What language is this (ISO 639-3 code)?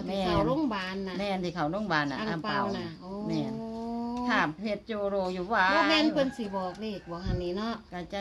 tha